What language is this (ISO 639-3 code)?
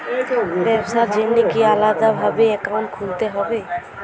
ben